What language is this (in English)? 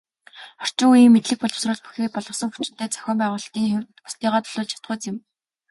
Mongolian